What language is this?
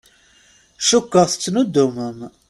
Kabyle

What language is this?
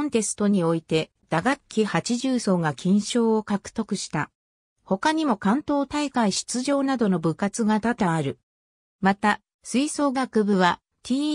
Japanese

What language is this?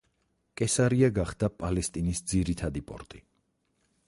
Georgian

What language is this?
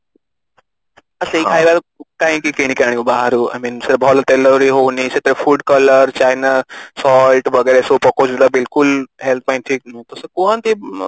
Odia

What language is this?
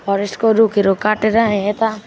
Nepali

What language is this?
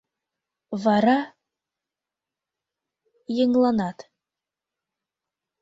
Mari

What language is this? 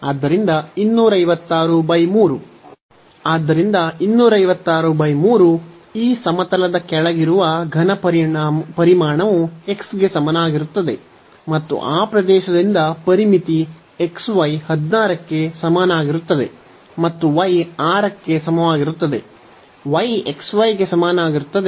Kannada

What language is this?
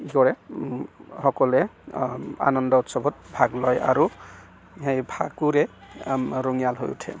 Assamese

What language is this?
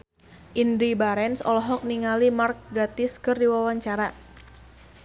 Sundanese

